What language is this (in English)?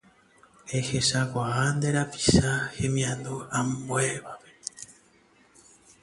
Guarani